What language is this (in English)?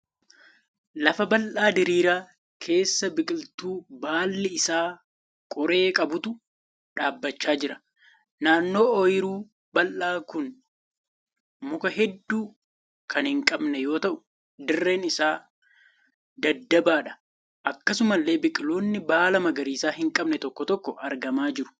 Oromo